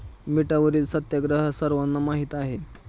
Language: Marathi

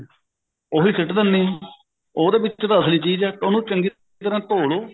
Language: Punjabi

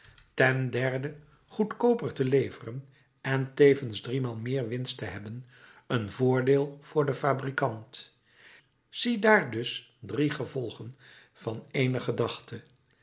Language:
Dutch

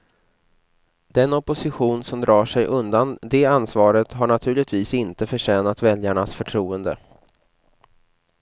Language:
Swedish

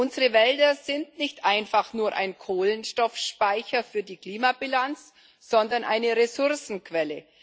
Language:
German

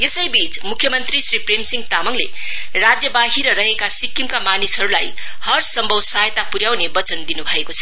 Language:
Nepali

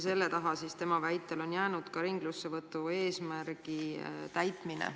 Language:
Estonian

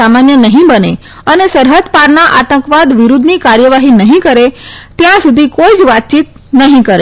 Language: Gujarati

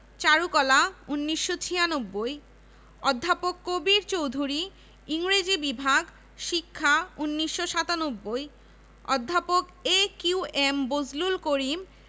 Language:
Bangla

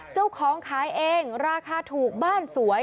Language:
Thai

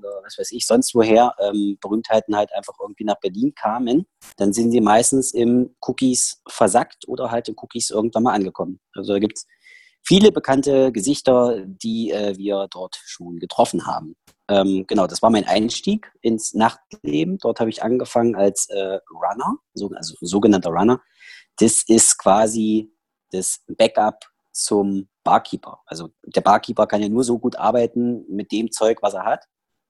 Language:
German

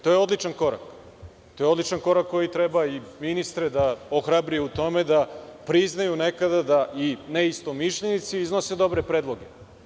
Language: Serbian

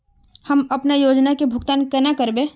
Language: Magahi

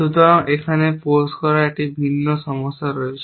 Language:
Bangla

